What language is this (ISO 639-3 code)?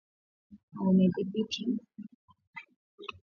swa